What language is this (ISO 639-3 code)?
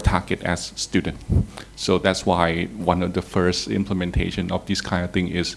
eng